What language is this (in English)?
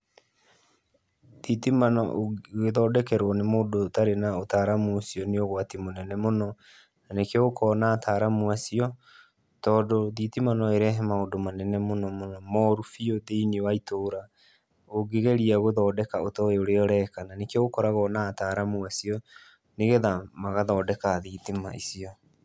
Kikuyu